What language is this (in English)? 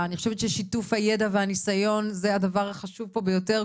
Hebrew